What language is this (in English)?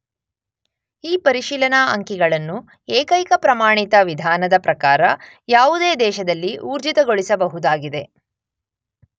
Kannada